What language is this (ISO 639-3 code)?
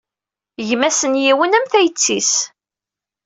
kab